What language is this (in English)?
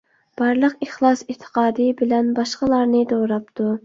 Uyghur